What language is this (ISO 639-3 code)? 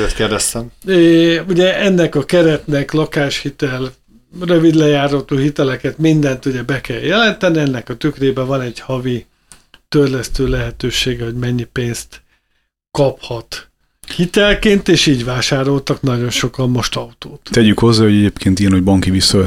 hun